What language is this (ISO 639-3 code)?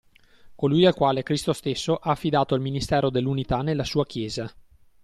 ita